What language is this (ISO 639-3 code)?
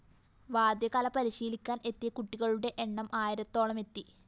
mal